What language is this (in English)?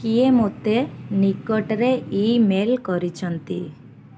Odia